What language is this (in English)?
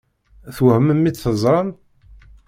Kabyle